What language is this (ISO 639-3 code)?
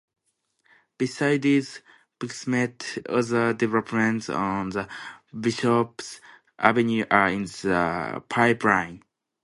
eng